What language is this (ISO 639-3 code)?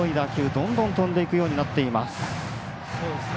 jpn